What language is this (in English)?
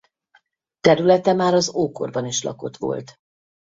Hungarian